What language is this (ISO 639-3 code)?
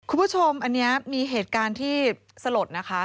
tha